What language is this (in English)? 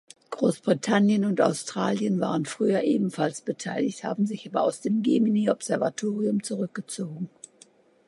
German